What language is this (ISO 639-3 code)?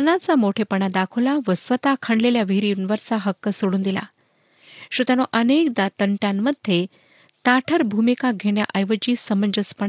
mar